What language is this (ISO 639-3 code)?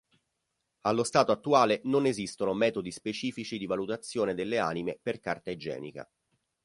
ita